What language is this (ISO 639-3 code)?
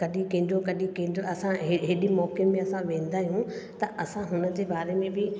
snd